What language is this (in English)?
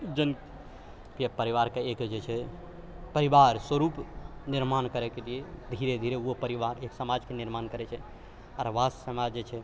Maithili